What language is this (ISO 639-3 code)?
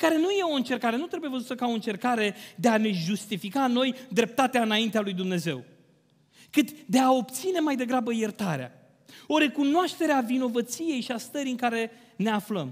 ron